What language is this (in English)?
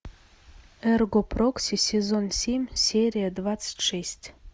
Russian